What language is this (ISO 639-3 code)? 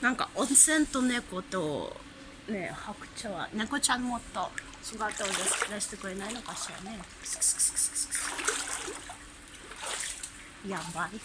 jpn